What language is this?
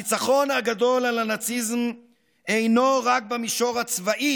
Hebrew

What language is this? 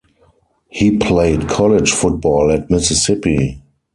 English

